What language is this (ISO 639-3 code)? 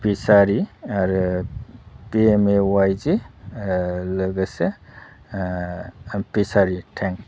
brx